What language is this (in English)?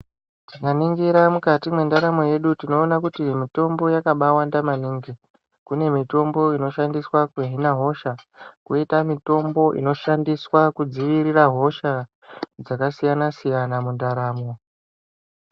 Ndau